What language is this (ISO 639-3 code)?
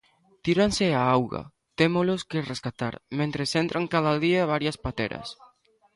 glg